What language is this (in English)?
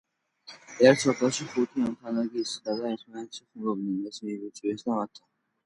Georgian